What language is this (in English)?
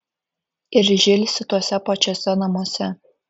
Lithuanian